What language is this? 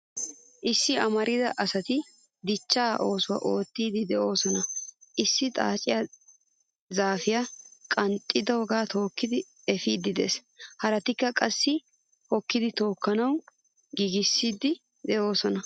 Wolaytta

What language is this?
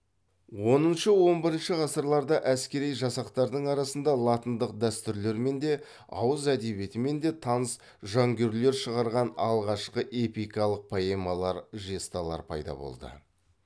Kazakh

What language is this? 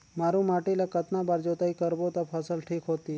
Chhattisgarhi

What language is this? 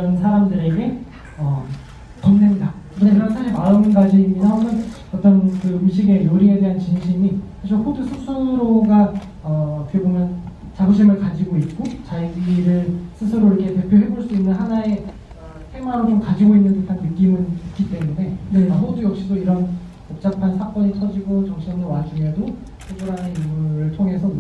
Korean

